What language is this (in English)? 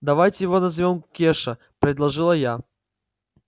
Russian